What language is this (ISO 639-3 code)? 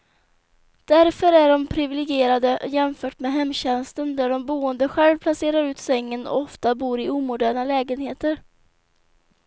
swe